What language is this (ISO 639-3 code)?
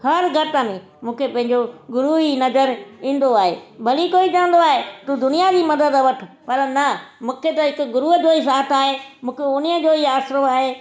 snd